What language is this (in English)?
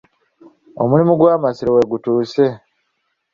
Ganda